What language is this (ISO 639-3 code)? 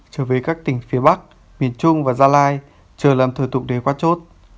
vie